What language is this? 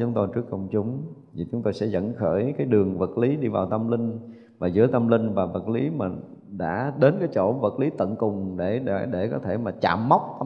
Vietnamese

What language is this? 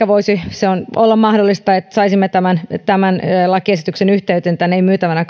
Finnish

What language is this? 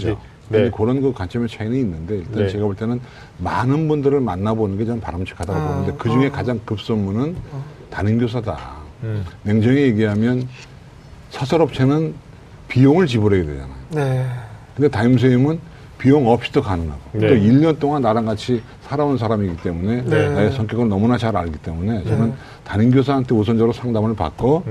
Korean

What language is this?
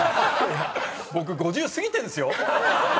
Japanese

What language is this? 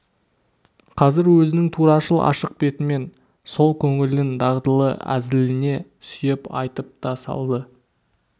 Kazakh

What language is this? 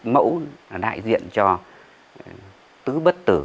Vietnamese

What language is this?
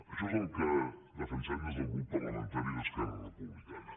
Catalan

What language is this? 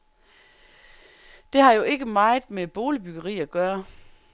Danish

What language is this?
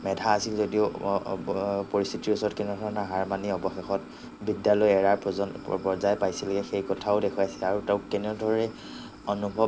Assamese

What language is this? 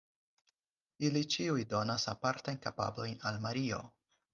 Esperanto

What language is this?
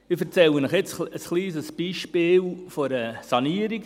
Swiss German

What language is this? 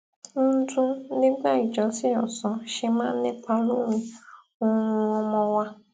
Yoruba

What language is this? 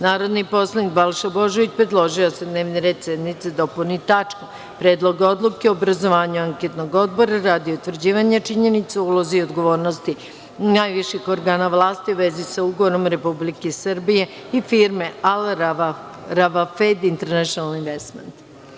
Serbian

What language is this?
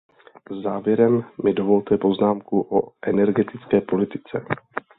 Czech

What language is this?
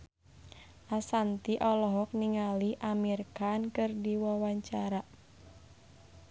Sundanese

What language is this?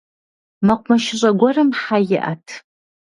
Kabardian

